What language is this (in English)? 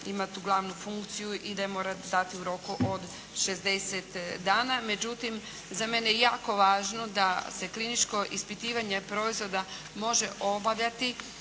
Croatian